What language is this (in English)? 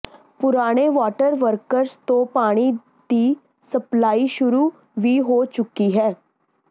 Punjabi